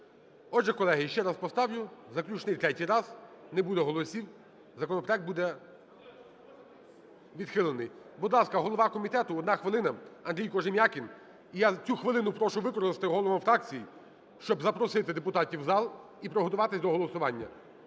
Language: Ukrainian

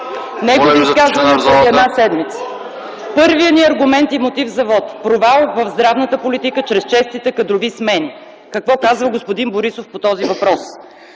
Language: Bulgarian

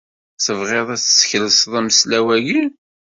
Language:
Kabyle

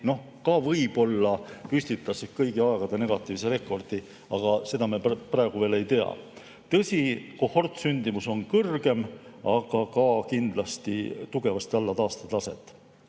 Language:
Estonian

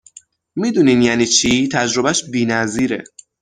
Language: Persian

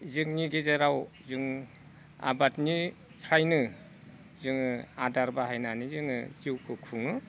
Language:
Bodo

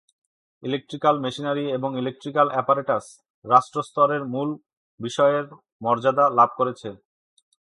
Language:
Bangla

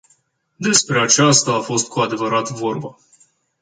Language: Romanian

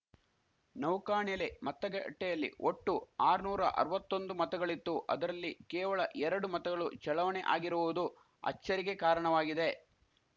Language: Kannada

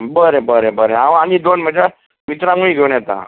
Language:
Konkani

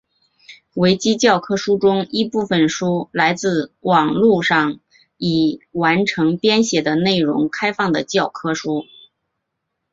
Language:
Chinese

